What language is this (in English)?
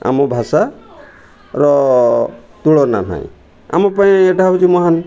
Odia